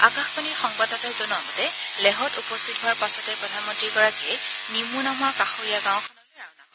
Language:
Assamese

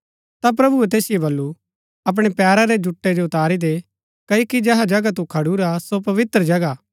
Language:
Gaddi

